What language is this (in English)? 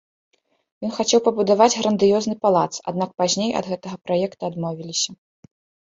Belarusian